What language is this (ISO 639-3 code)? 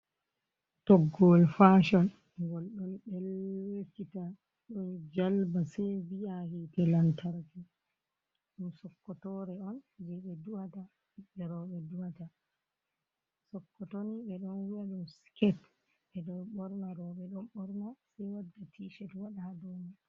ful